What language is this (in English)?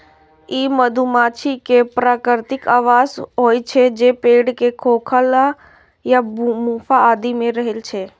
Maithili